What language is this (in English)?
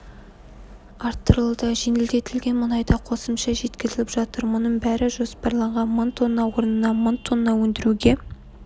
Kazakh